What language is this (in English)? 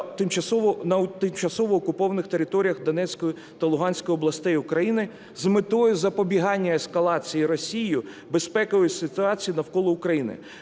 Ukrainian